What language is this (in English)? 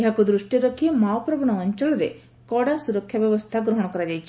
Odia